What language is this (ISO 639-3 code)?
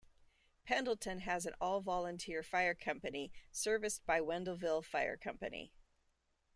eng